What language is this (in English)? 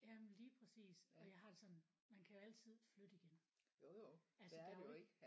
Danish